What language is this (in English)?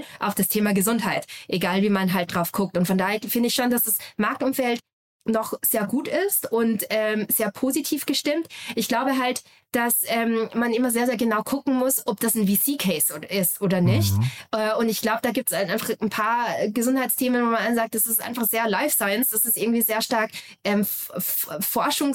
German